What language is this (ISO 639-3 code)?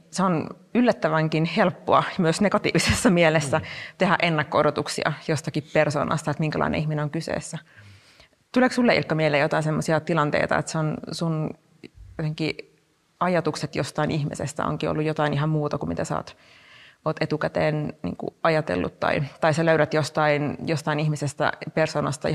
fin